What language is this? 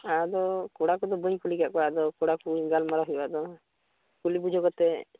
Santali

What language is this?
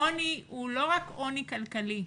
Hebrew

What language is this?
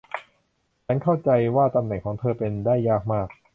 Thai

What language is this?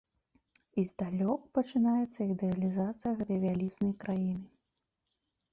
Belarusian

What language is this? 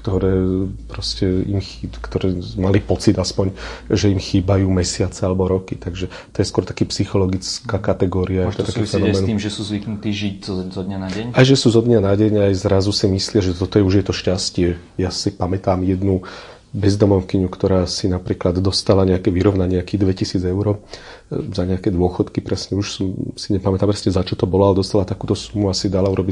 Slovak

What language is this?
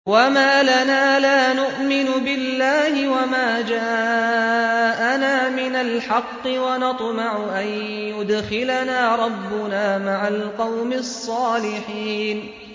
Arabic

